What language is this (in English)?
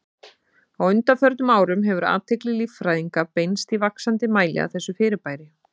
Icelandic